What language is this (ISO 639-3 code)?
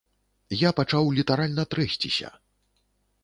bel